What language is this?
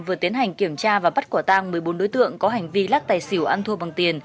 Vietnamese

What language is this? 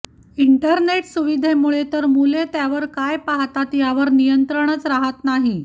Marathi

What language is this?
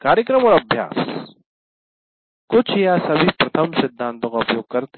Hindi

